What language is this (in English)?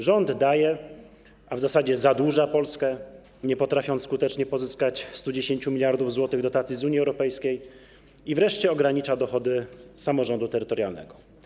Polish